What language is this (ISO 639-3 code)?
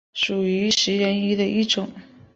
zho